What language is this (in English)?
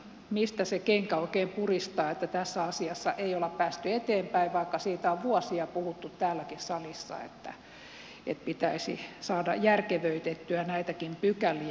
Finnish